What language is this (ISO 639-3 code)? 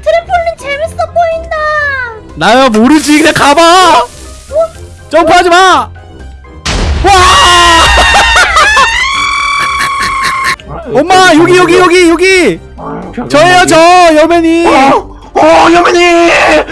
kor